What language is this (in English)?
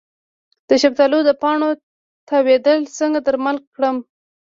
Pashto